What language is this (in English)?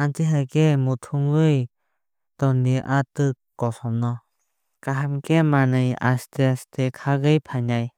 Kok Borok